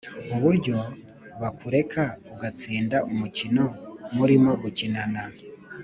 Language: Kinyarwanda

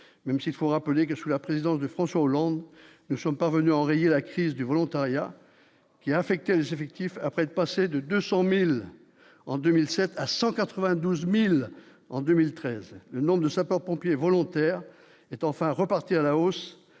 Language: French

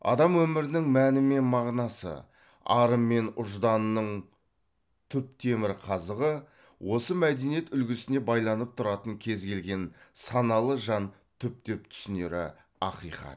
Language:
Kazakh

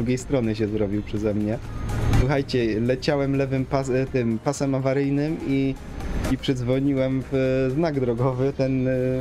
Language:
Polish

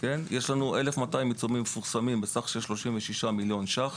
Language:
Hebrew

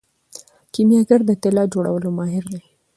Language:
Pashto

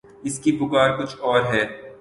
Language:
Urdu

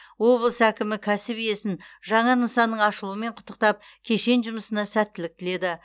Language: Kazakh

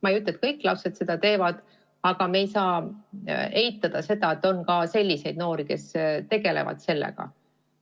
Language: Estonian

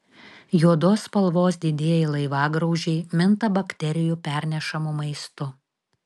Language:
Lithuanian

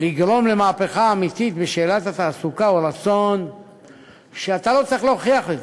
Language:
Hebrew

